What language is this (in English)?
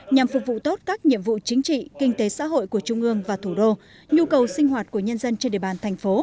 Vietnamese